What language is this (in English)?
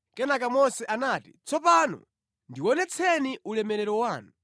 Nyanja